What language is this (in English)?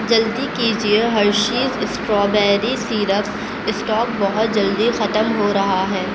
Urdu